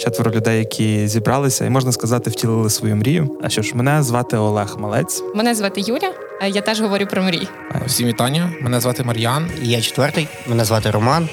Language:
Ukrainian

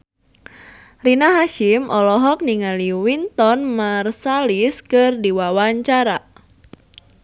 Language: Sundanese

